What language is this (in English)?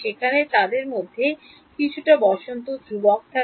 Bangla